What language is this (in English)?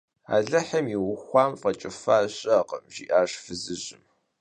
Kabardian